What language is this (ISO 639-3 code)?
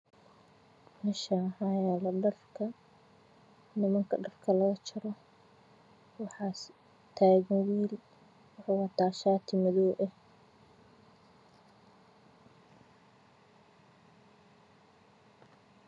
som